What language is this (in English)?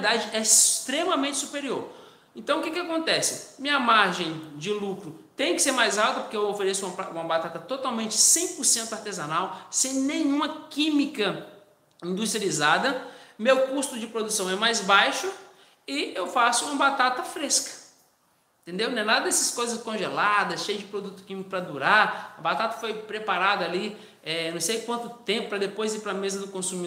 Portuguese